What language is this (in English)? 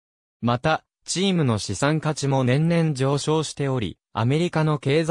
Japanese